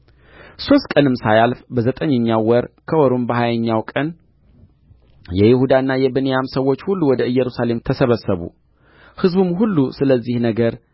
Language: Amharic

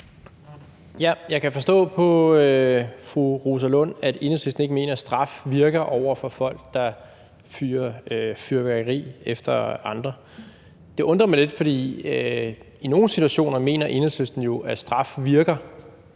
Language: Danish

